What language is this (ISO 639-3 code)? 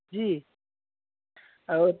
hin